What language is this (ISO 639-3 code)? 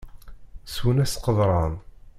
kab